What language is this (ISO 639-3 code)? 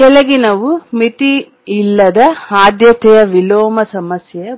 kan